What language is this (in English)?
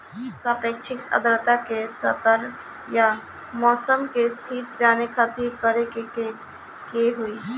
Bhojpuri